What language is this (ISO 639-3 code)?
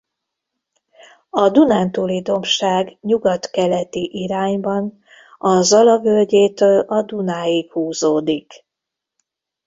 hun